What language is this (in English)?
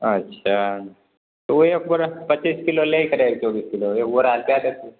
Maithili